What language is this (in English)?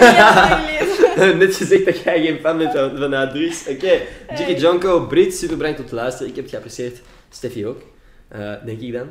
Dutch